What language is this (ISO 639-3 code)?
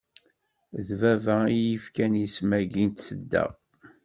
kab